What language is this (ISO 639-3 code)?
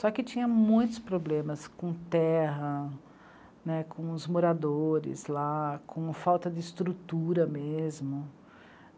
por